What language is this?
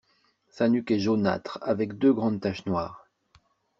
French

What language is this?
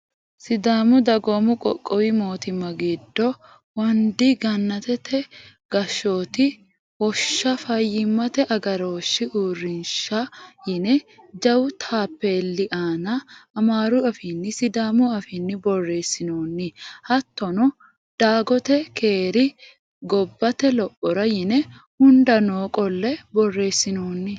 Sidamo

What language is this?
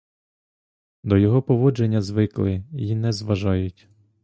Ukrainian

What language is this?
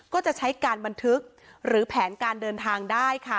Thai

